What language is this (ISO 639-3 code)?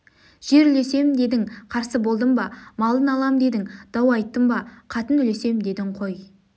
kaz